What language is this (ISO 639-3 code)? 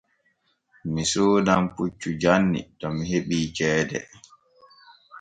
fue